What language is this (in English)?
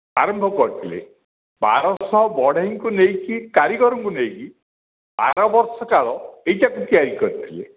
Odia